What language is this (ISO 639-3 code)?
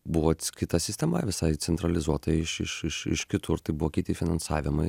lit